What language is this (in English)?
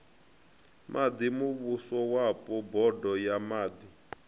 Venda